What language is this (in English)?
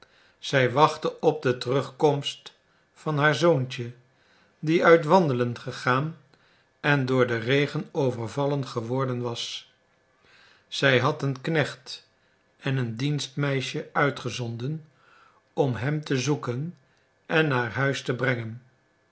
Dutch